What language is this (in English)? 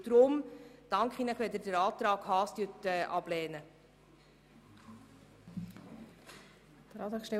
Swiss German